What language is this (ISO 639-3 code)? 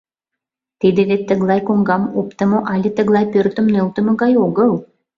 chm